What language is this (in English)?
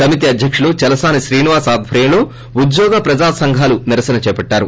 Telugu